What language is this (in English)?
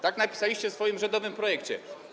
Polish